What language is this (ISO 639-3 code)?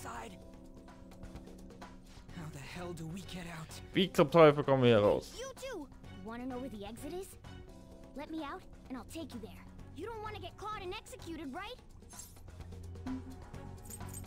deu